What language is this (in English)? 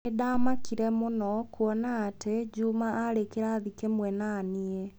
Kikuyu